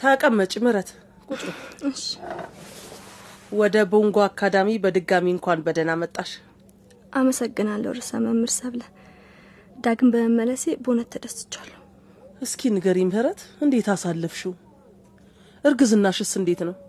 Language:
Amharic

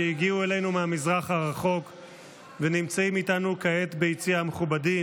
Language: Hebrew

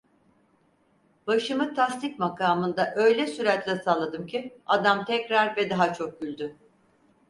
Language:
Turkish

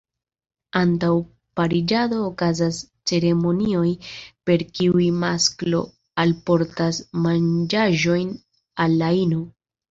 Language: Esperanto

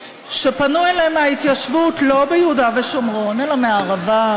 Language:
Hebrew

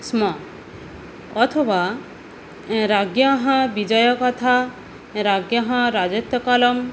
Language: Sanskrit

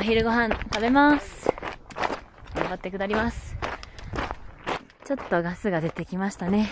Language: Japanese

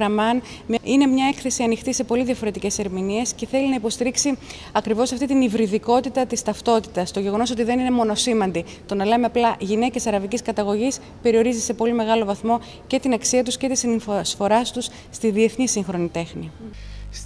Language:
Greek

